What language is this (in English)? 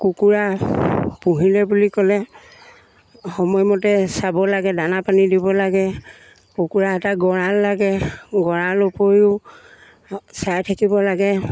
Assamese